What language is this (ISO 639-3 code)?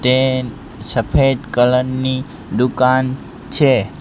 guj